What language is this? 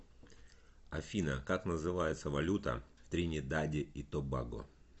Russian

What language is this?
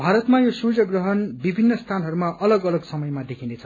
Nepali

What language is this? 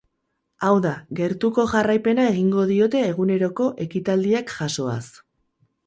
Basque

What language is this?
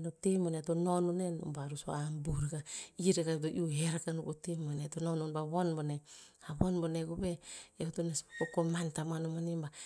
Tinputz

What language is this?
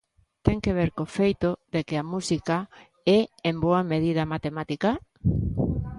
Galician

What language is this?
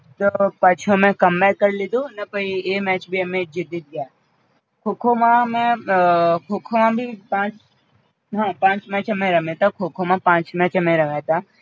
Gujarati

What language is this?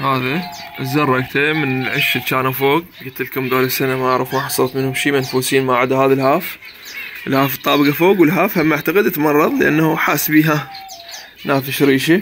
Arabic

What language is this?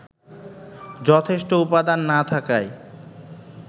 Bangla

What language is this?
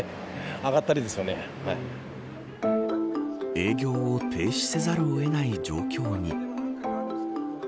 Japanese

